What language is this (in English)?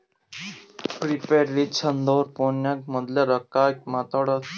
Kannada